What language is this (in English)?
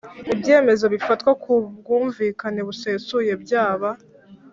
Kinyarwanda